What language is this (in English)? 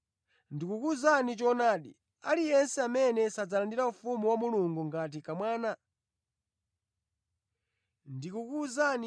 Nyanja